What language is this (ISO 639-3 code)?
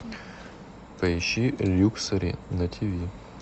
rus